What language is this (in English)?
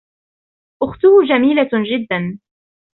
Arabic